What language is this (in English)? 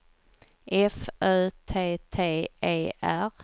Swedish